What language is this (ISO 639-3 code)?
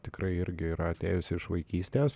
lit